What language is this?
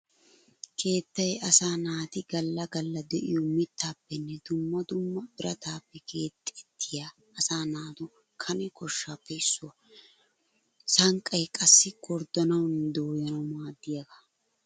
Wolaytta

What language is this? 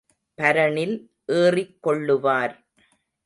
Tamil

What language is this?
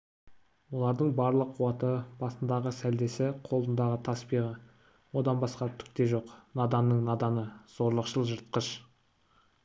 Kazakh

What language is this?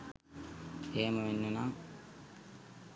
Sinhala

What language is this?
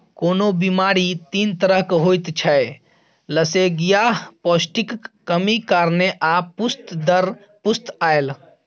Maithili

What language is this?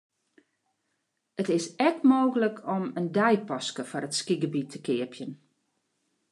Western Frisian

